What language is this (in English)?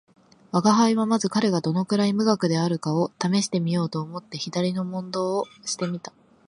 Japanese